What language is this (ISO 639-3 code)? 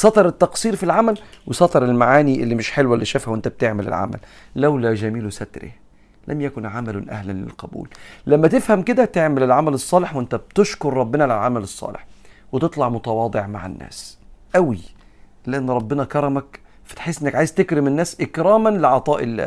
ara